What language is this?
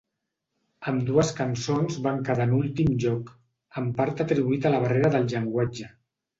Catalan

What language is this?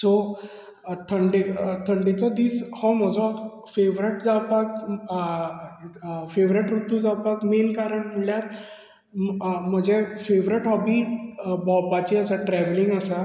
Konkani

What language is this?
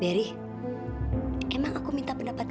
Indonesian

